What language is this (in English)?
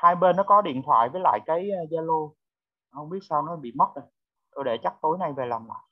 Vietnamese